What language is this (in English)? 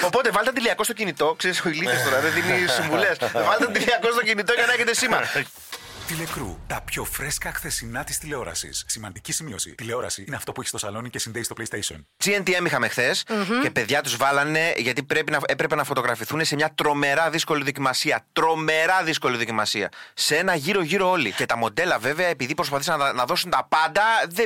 Greek